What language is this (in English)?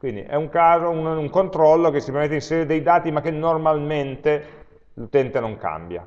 Italian